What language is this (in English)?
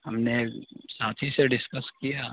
Urdu